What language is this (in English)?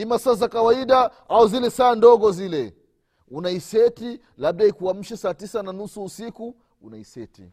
Swahili